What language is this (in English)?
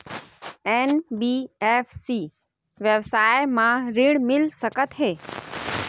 Chhattisgarhi